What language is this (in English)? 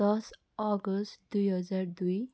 Nepali